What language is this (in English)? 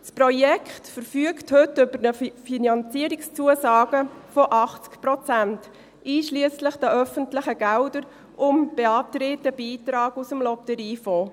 Swiss German